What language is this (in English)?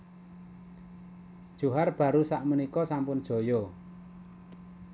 Javanese